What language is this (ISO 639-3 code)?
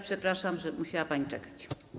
pol